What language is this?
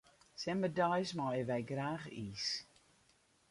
Western Frisian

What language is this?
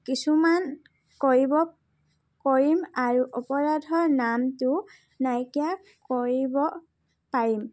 Assamese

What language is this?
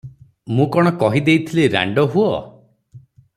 Odia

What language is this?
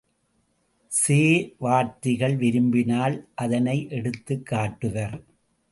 Tamil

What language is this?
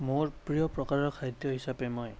Assamese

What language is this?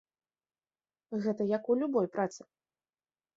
Belarusian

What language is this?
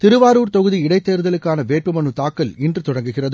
Tamil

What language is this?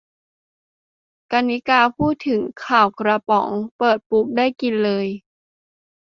Thai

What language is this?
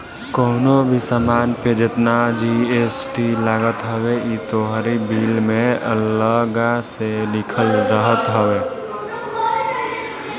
Bhojpuri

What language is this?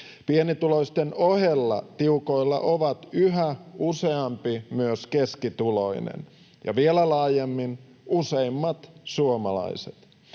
Finnish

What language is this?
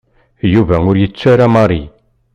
Kabyle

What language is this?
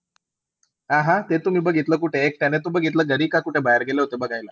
Marathi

